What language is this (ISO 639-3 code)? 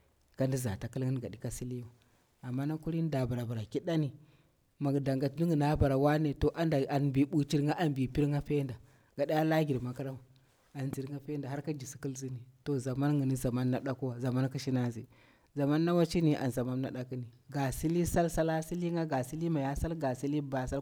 bwr